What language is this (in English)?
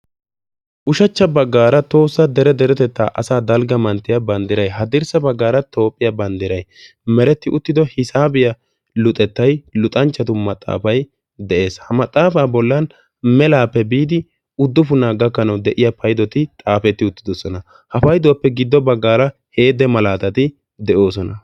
Wolaytta